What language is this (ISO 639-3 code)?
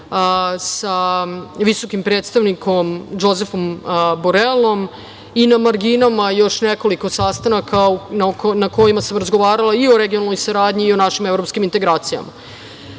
srp